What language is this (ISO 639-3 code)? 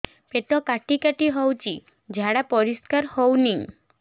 ori